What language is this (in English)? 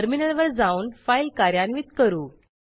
Marathi